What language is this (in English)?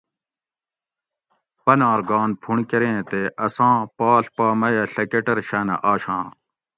Gawri